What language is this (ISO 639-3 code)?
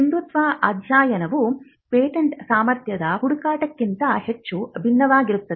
kan